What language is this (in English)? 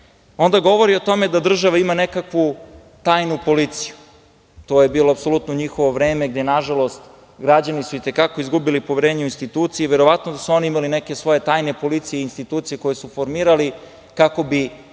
Serbian